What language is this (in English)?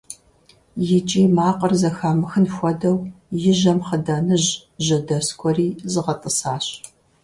Kabardian